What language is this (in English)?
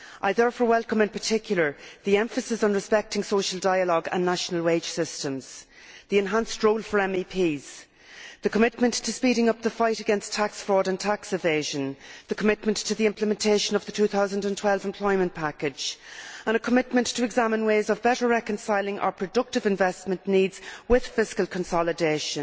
English